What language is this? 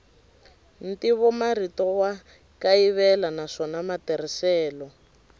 Tsonga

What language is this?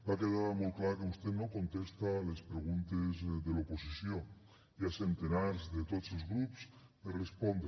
Catalan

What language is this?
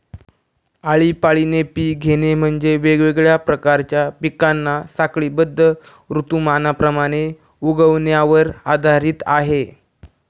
Marathi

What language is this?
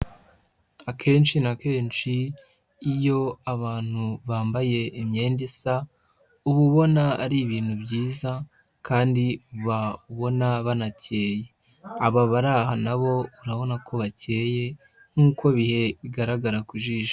Kinyarwanda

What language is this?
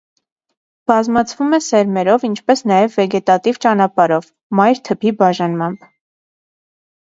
Armenian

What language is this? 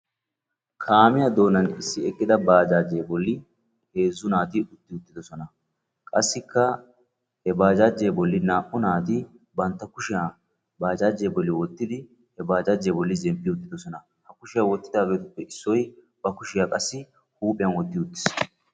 Wolaytta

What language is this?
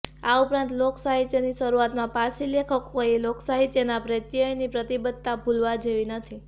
Gujarati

